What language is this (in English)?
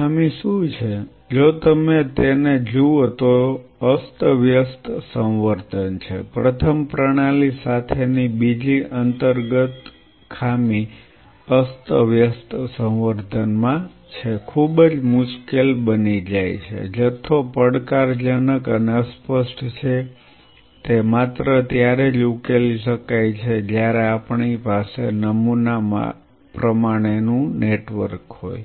Gujarati